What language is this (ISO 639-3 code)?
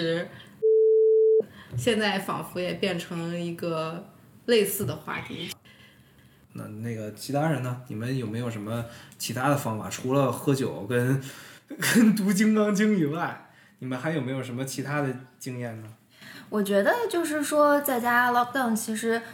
zho